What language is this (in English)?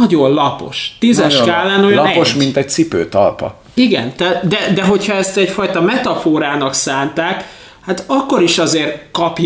Hungarian